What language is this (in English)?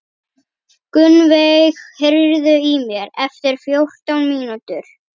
Icelandic